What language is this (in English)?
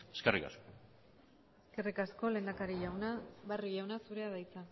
Basque